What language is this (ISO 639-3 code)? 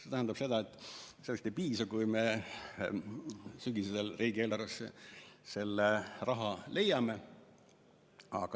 est